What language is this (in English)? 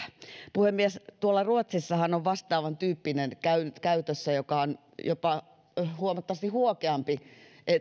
Finnish